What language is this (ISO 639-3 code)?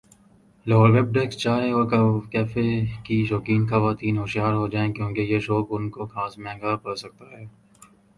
urd